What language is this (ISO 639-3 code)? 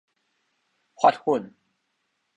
nan